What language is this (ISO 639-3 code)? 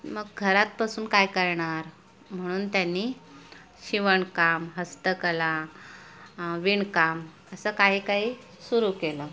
mar